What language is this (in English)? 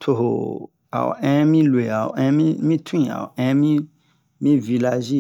Bomu